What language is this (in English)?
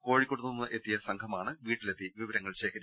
Malayalam